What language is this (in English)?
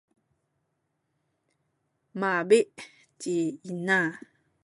Sakizaya